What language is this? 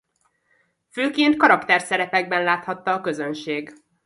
Hungarian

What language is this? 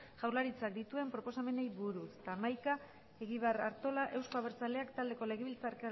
Basque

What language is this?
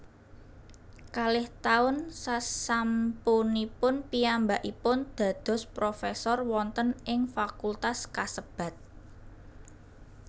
Javanese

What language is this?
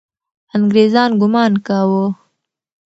Pashto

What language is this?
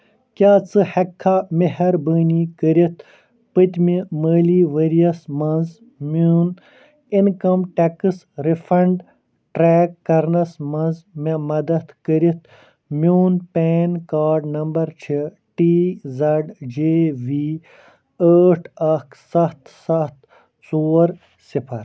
Kashmiri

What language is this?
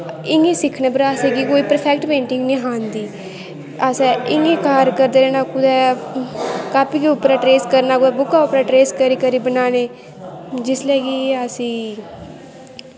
Dogri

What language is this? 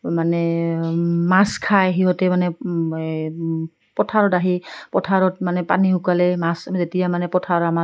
Assamese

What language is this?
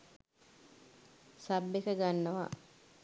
Sinhala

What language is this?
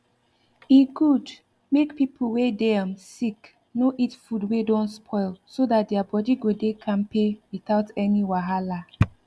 Nigerian Pidgin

